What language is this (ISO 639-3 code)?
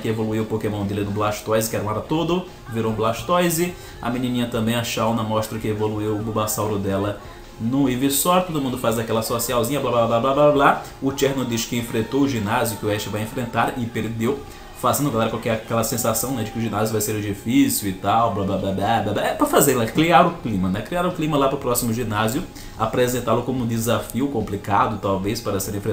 por